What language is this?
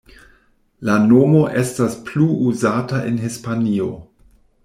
Esperanto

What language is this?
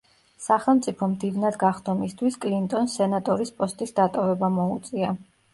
Georgian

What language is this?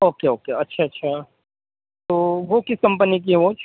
Urdu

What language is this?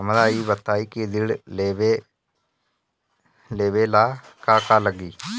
Bhojpuri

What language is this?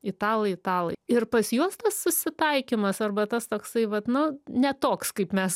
Lithuanian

